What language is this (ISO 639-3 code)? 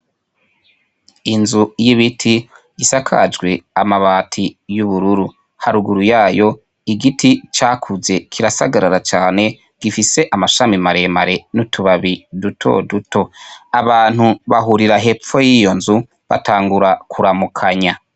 run